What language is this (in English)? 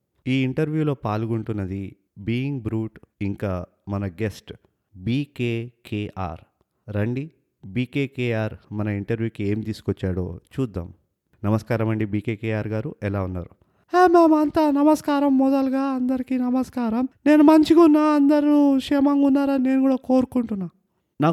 Telugu